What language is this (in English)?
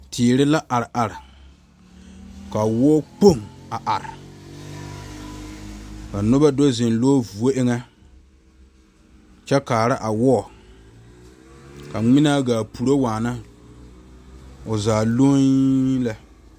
Southern Dagaare